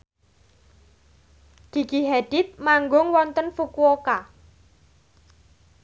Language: Javanese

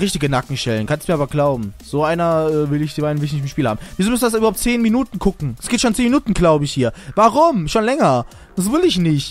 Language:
German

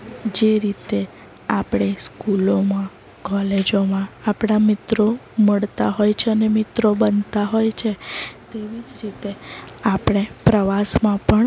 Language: Gujarati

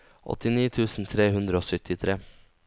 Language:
Norwegian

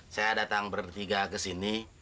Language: Indonesian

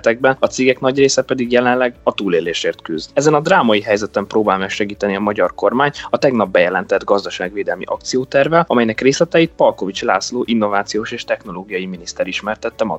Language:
Hungarian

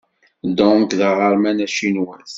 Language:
Kabyle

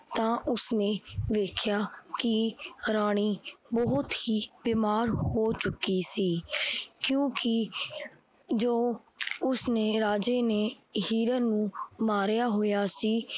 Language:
Punjabi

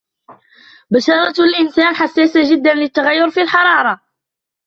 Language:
Arabic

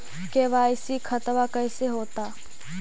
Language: Magahi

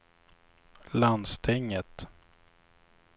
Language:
Swedish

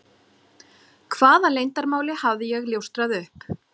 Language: Icelandic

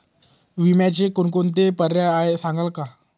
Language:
Marathi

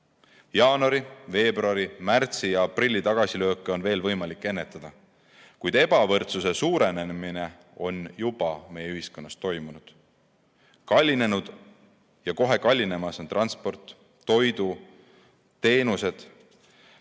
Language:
Estonian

